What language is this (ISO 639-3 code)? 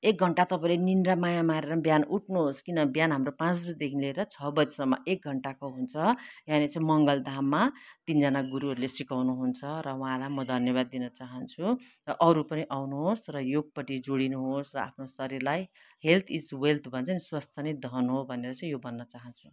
nep